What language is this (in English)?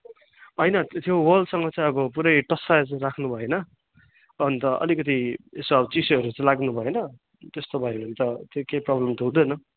Nepali